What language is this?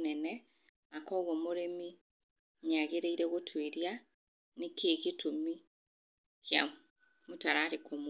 Kikuyu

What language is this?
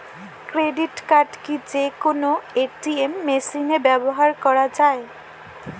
Bangla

